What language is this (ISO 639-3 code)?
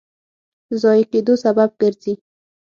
pus